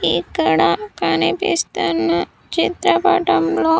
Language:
Telugu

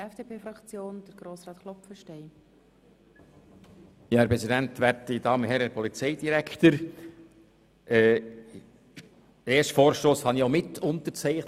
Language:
Swiss German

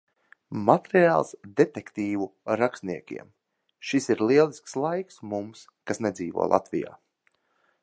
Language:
Latvian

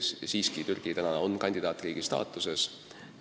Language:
Estonian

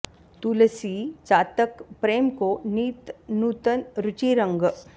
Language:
Sanskrit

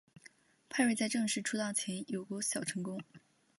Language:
Chinese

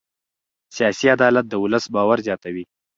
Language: Pashto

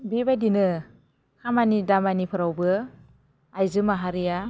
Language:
Bodo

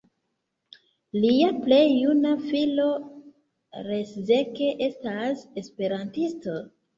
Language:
Esperanto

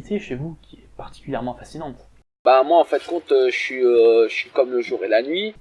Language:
French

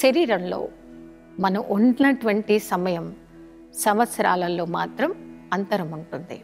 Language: Telugu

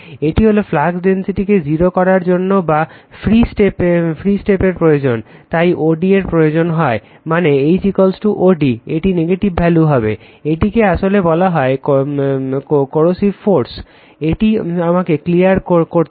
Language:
Bangla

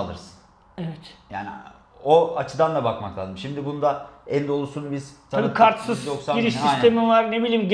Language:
Turkish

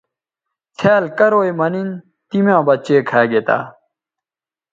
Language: Bateri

